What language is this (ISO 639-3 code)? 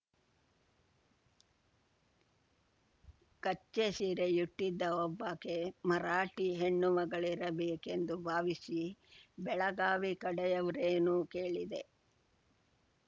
kan